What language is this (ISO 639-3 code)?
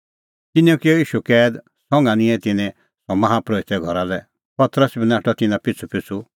kfx